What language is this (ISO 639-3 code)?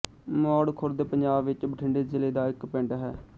pan